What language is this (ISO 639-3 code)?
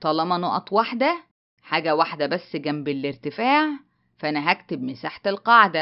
ara